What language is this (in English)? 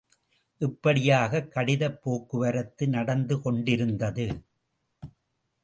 Tamil